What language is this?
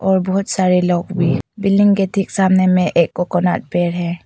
Hindi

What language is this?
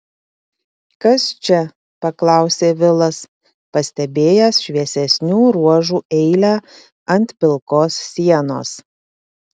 Lithuanian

